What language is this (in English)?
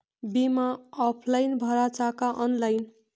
Marathi